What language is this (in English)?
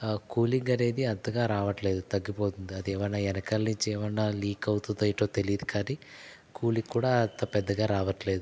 Telugu